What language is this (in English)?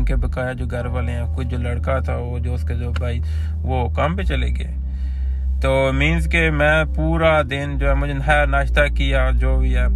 Urdu